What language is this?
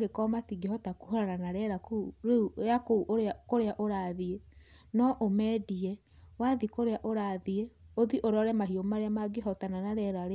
Kikuyu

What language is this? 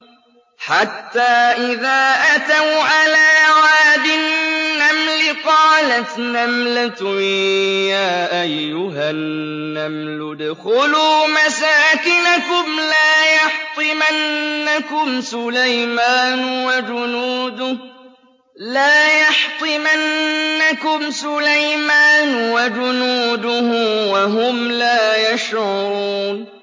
Arabic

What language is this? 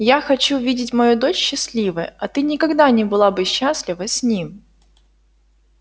Russian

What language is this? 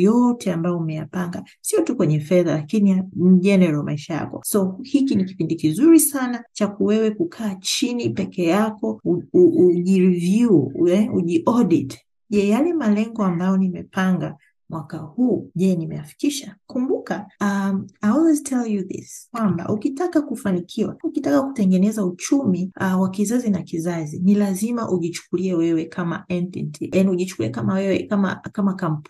Swahili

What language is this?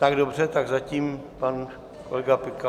Czech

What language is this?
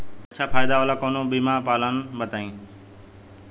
Bhojpuri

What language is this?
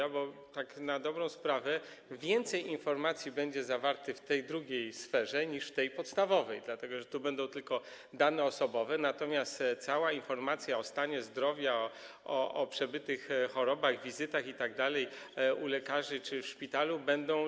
Polish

